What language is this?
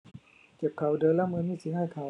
Thai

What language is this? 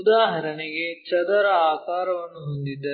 Kannada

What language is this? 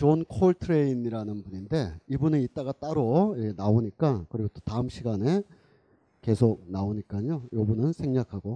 Korean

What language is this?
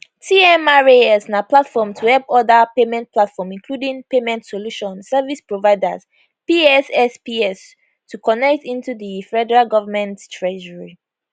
Nigerian Pidgin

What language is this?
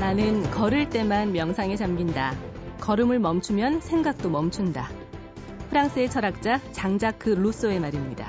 Korean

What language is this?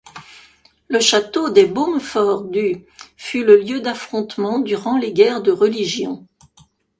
French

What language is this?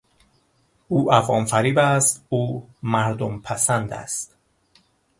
Persian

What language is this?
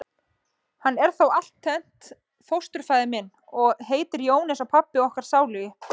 Icelandic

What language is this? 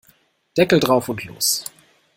German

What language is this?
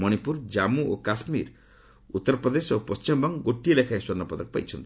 Odia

